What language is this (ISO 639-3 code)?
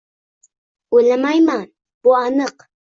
uzb